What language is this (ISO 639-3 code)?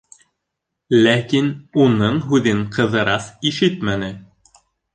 bak